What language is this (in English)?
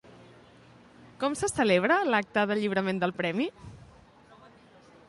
Catalan